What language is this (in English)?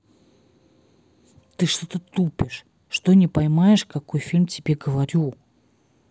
Russian